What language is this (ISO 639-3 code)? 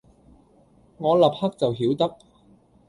yue